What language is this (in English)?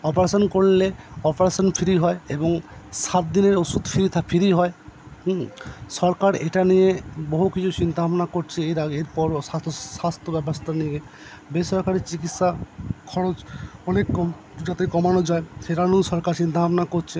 Bangla